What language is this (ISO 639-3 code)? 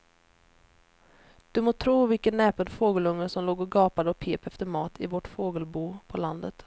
swe